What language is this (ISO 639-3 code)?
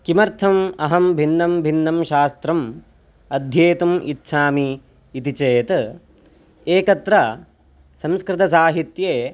san